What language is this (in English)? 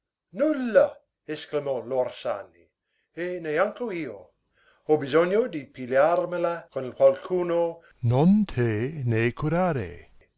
Italian